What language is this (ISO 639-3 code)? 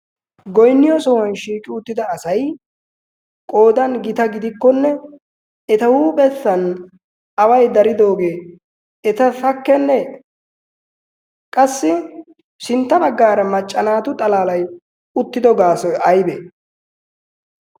wal